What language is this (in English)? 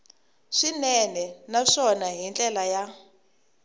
Tsonga